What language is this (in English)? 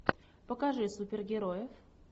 Russian